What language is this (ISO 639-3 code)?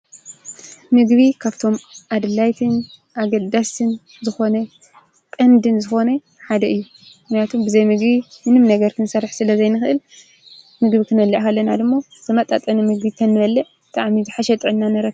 tir